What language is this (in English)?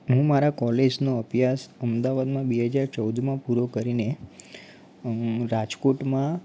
Gujarati